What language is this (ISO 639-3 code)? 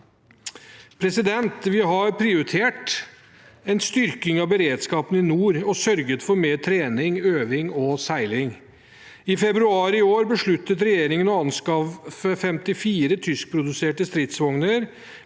nor